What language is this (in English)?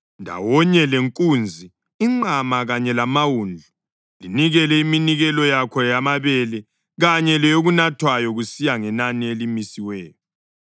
North Ndebele